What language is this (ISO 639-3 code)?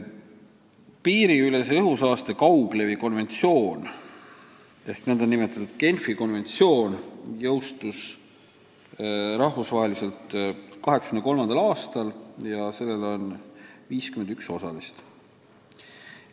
est